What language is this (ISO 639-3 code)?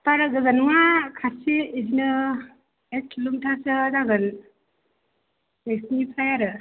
brx